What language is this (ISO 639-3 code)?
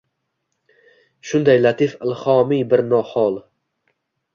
uzb